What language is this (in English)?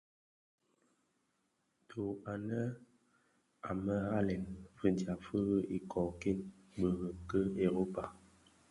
Bafia